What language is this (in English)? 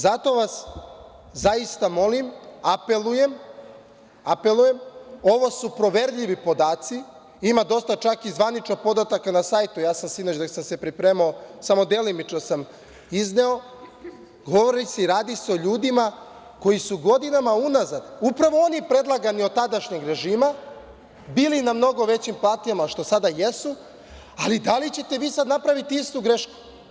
Serbian